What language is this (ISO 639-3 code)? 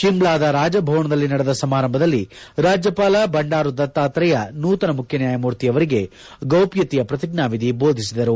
kan